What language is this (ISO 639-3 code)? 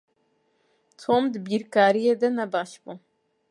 kur